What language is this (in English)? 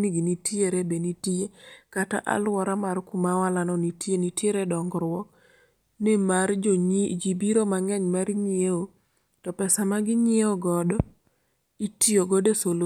Luo (Kenya and Tanzania)